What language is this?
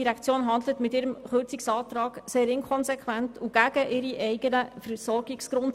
Swiss German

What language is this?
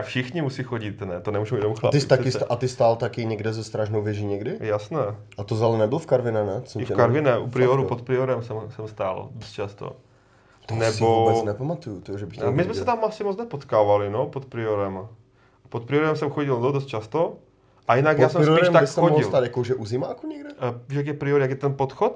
Czech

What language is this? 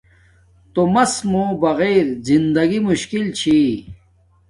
Domaaki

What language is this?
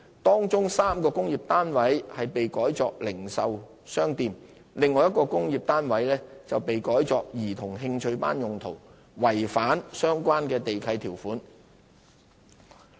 Cantonese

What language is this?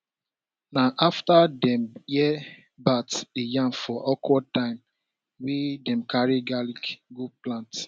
Nigerian Pidgin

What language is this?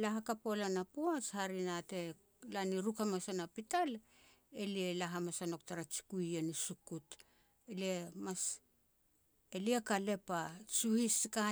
Petats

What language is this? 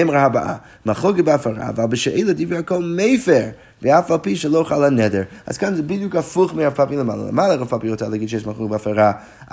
Hebrew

